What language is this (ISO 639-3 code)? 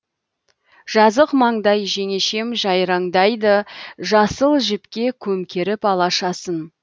kaz